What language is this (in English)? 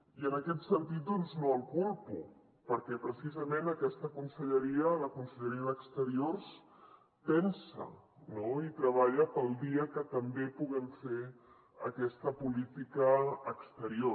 Catalan